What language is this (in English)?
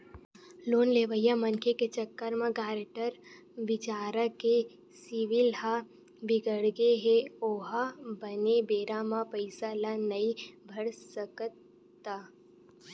Chhattisgarhi